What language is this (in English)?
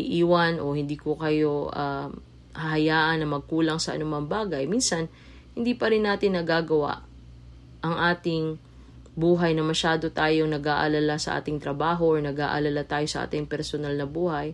Filipino